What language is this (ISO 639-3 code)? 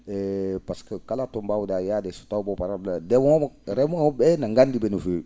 ful